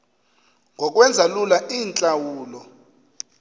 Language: Xhosa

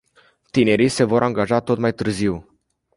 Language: Romanian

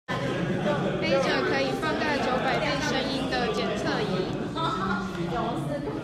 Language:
Chinese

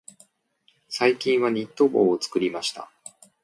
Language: Japanese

